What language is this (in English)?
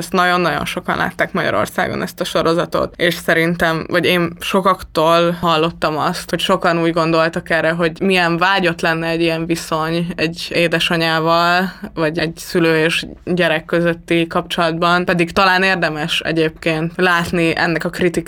Hungarian